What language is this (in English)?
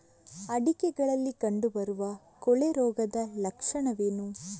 Kannada